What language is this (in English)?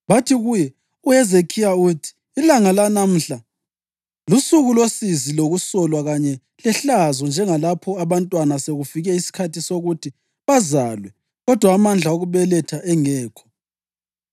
North Ndebele